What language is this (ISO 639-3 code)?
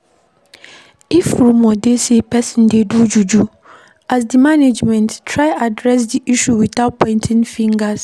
pcm